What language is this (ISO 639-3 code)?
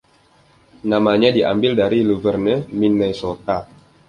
ind